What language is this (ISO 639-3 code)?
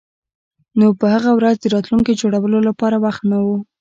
pus